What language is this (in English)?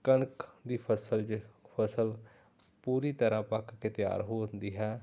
Punjabi